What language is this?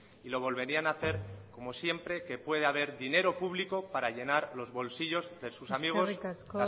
Spanish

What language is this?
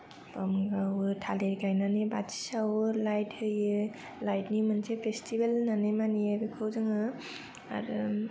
Bodo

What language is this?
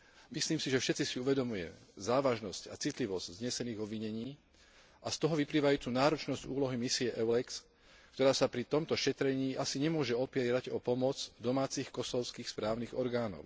Slovak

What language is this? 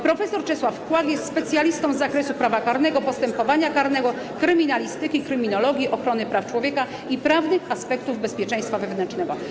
Polish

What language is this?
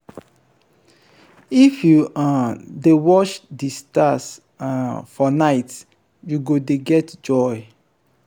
Nigerian Pidgin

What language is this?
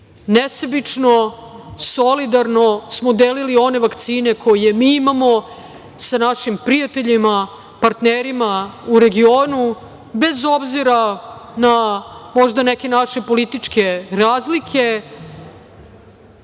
Serbian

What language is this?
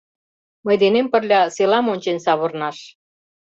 Mari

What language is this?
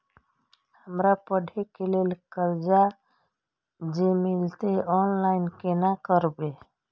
Maithili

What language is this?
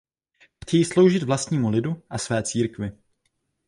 Czech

